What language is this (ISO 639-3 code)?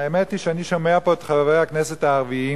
heb